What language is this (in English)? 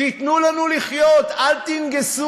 Hebrew